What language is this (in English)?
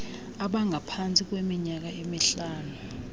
Xhosa